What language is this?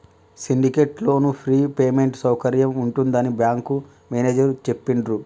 Telugu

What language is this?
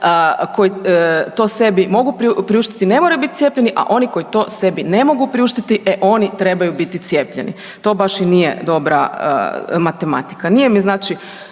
Croatian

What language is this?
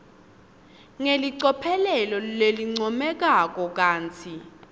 Swati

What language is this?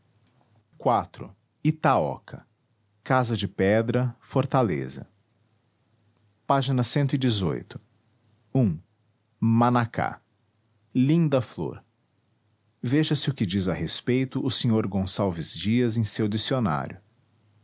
Portuguese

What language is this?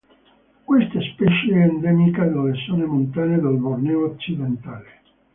Italian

